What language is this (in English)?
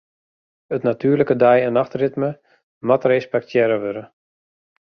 Western Frisian